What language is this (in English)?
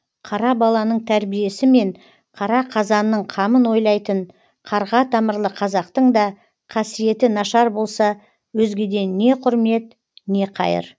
Kazakh